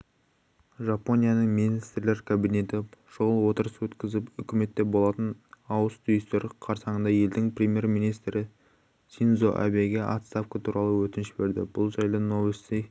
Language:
Kazakh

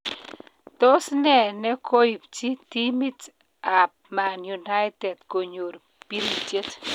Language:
Kalenjin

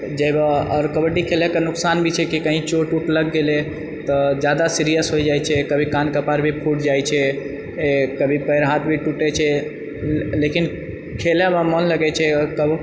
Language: Maithili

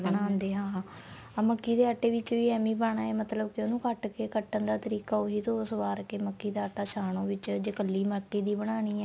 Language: Punjabi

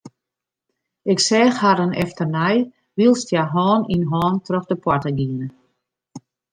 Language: Western Frisian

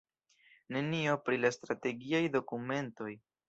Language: Esperanto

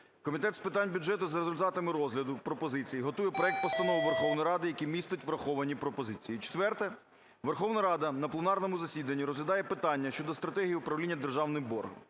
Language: Ukrainian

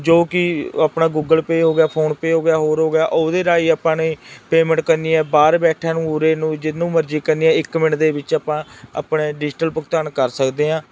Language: Punjabi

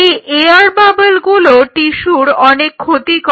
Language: Bangla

